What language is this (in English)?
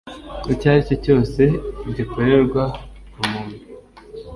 Kinyarwanda